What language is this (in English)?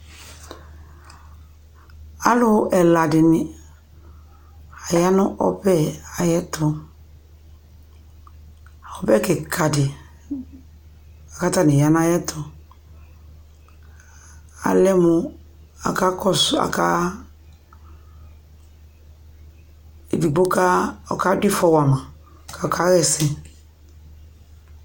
Ikposo